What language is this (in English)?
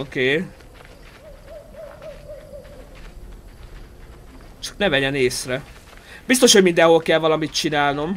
Hungarian